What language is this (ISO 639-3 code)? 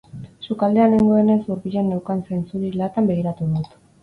eus